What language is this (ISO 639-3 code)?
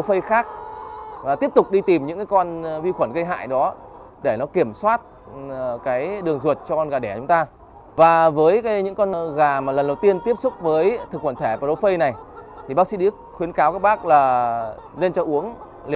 vie